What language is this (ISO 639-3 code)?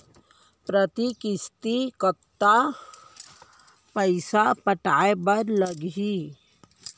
hne